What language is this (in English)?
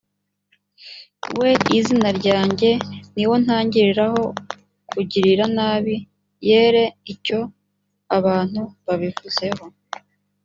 Kinyarwanda